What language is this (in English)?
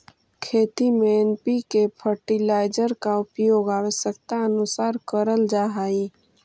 Magahi